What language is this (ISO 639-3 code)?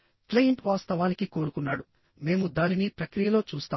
tel